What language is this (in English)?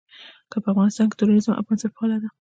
Pashto